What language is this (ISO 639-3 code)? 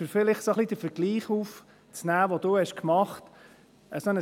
gsw